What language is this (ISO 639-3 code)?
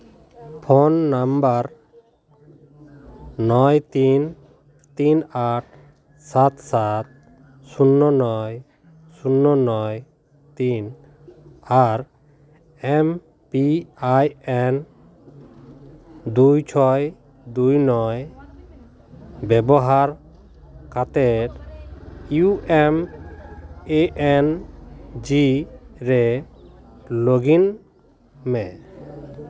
sat